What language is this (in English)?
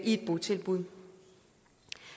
Danish